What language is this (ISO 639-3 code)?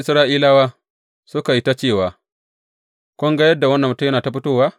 hau